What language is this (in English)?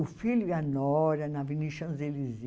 Portuguese